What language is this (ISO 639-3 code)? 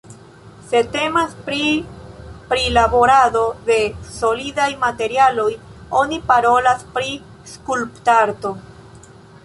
epo